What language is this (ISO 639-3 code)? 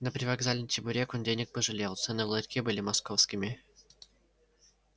rus